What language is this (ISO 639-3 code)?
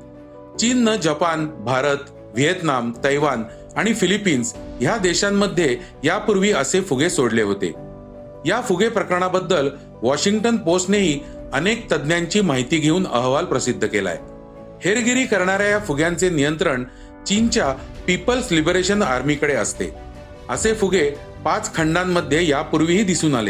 mar